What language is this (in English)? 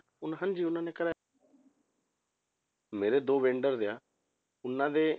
Punjabi